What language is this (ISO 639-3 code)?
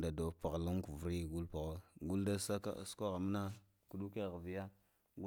hia